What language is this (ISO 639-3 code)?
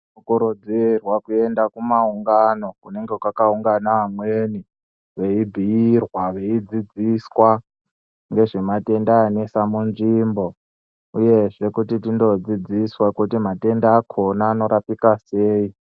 ndc